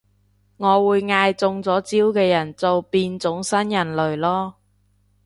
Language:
Cantonese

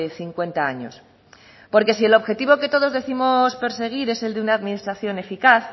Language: Spanish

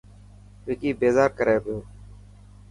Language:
Dhatki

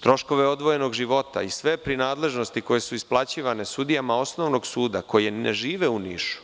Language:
Serbian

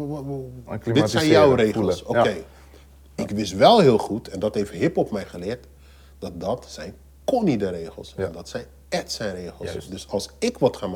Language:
Dutch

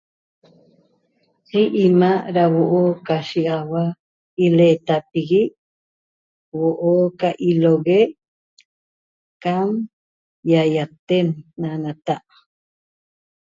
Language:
Toba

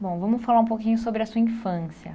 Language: Portuguese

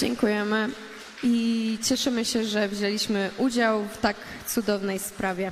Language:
Polish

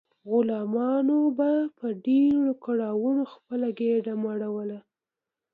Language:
Pashto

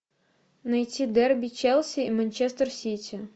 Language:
Russian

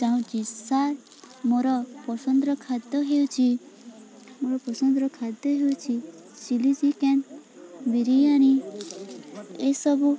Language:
Odia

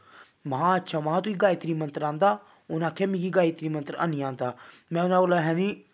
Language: Dogri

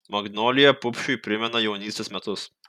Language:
Lithuanian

